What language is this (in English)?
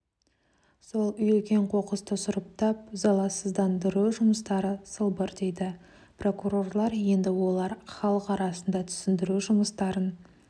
Kazakh